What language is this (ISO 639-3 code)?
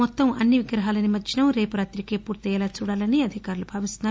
tel